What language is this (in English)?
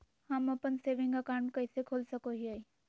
Magahi